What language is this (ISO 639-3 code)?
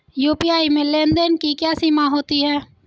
hin